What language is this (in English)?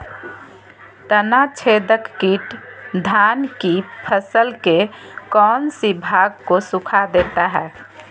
Magahi